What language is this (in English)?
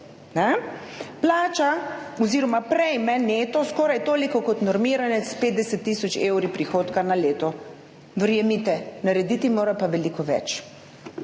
Slovenian